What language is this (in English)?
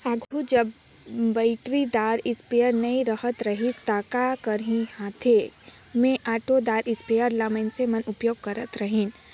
Chhattisgarhi